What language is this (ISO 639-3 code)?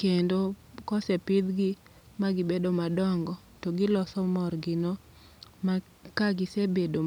luo